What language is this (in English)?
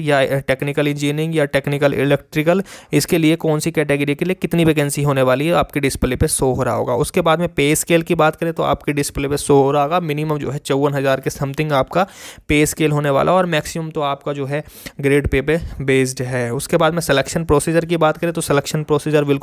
Hindi